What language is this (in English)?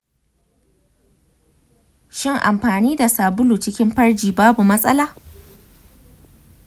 Hausa